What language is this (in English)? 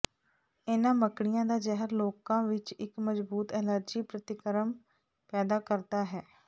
Punjabi